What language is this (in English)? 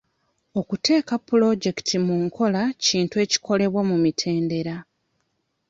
Ganda